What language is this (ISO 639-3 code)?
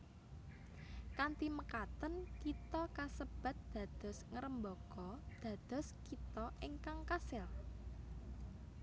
jav